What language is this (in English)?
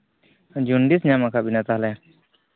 Santali